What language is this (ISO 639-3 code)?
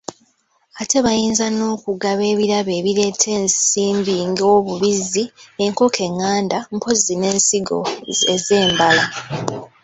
lug